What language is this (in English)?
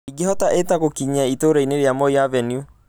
Kikuyu